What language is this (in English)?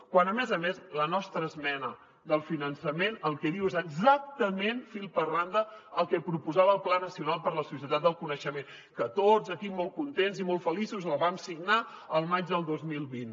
Catalan